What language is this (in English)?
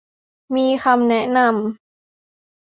Thai